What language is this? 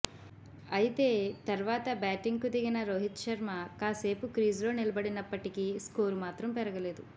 Telugu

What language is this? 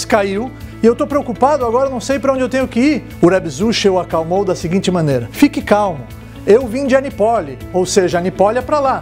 Portuguese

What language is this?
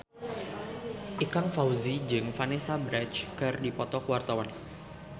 Sundanese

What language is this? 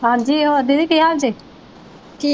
Punjabi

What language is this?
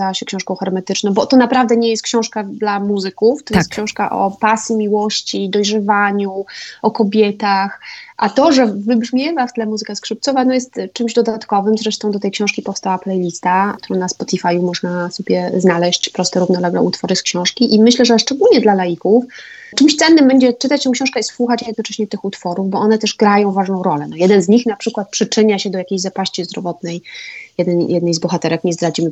Polish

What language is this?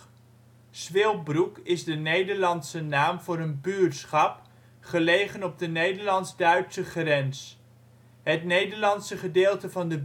Dutch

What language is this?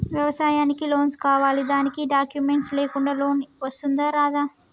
Telugu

